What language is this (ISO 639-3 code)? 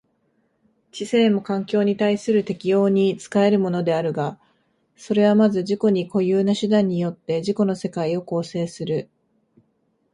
jpn